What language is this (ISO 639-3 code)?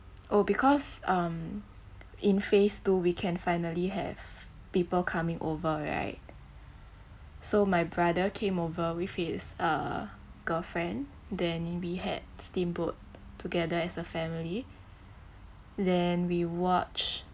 eng